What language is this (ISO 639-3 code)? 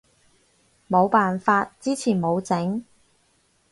yue